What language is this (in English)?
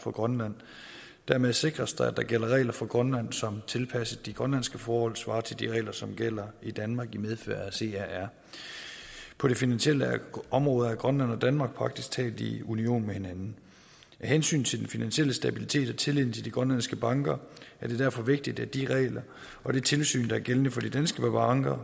Danish